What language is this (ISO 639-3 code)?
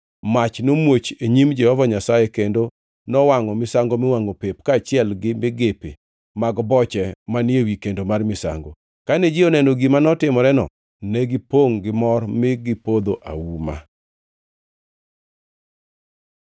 luo